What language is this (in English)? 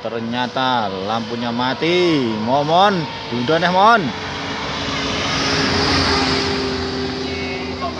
Indonesian